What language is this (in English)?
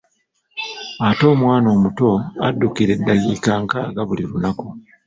Ganda